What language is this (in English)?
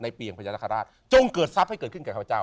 Thai